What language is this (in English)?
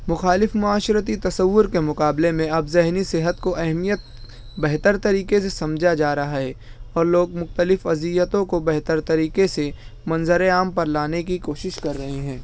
Urdu